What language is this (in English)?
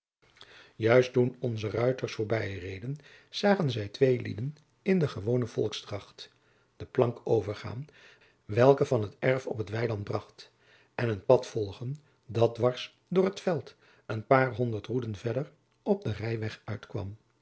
Dutch